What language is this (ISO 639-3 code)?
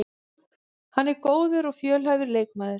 isl